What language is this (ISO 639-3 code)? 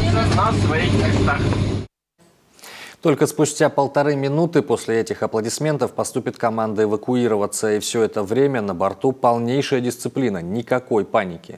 rus